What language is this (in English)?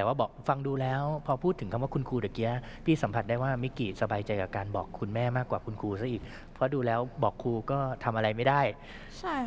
Thai